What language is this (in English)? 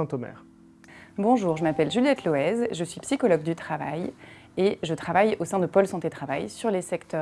French